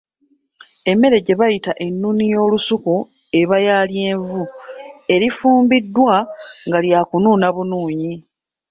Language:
Ganda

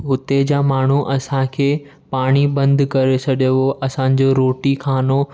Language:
Sindhi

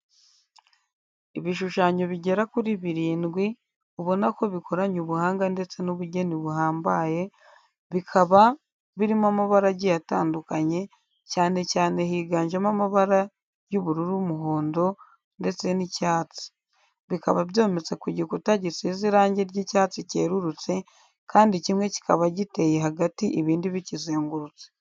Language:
Kinyarwanda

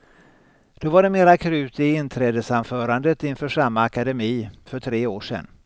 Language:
Swedish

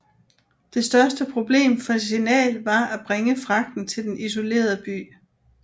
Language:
Danish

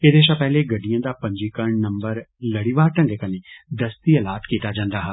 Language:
Dogri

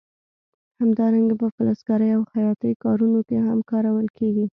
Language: Pashto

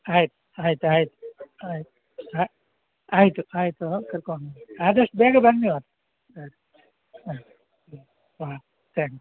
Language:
Kannada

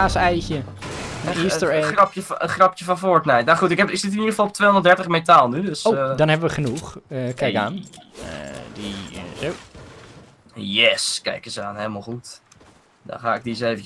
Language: Dutch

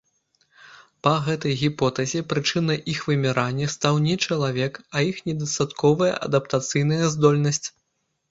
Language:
Belarusian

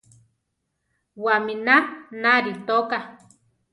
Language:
Central Tarahumara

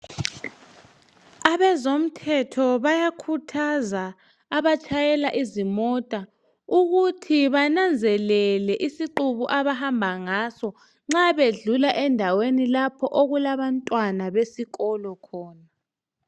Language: North Ndebele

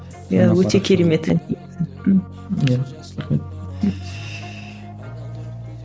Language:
Kazakh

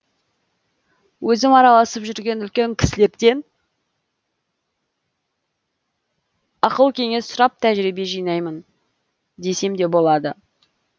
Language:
Kazakh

